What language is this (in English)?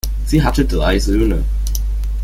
German